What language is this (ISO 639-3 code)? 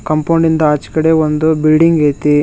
kan